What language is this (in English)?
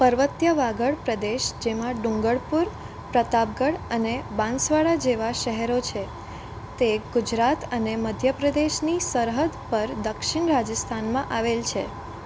Gujarati